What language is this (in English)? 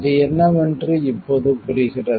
Tamil